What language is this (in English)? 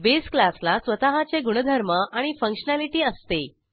Marathi